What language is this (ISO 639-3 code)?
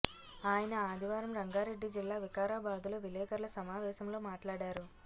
tel